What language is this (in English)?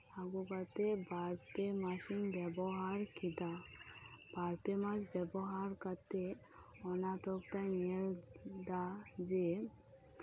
Santali